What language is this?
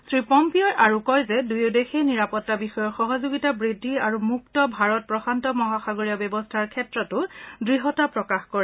Assamese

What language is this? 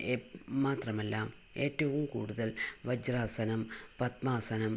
Malayalam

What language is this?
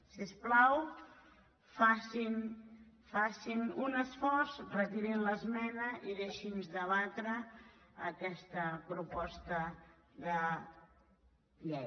Catalan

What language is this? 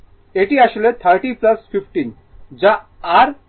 Bangla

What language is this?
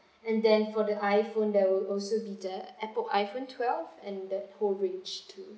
English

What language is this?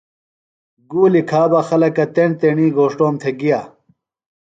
Phalura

